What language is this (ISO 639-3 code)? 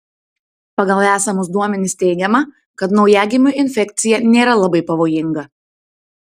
lit